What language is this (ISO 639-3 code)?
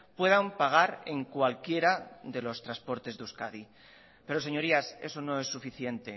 spa